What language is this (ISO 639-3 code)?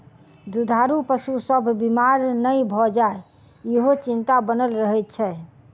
mai